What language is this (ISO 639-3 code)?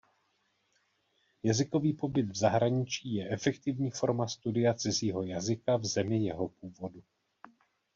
ces